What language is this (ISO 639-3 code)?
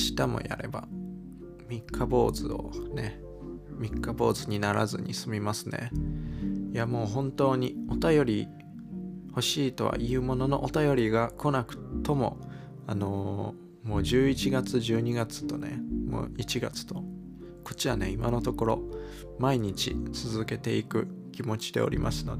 jpn